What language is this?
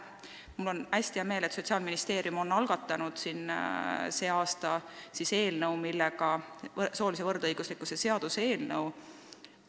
Estonian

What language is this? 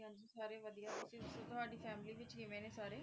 Punjabi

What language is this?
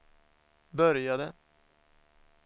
Swedish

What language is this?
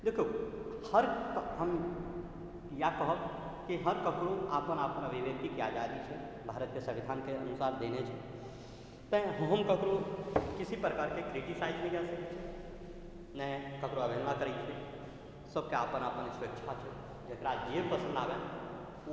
Maithili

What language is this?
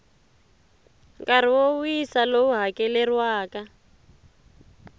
Tsonga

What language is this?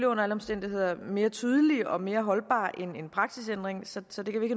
Danish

